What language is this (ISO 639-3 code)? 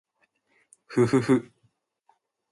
jpn